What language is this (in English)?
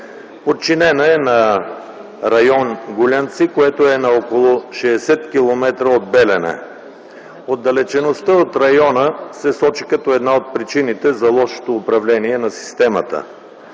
Bulgarian